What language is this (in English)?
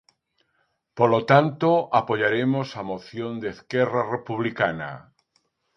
Galician